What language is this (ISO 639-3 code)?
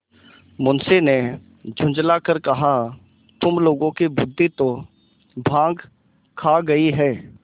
hin